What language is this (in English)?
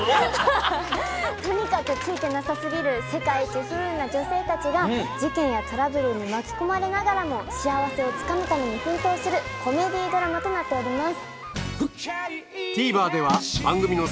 Japanese